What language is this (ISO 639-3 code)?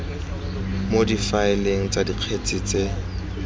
tsn